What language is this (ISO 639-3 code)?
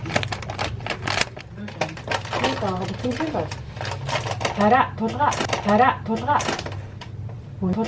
kor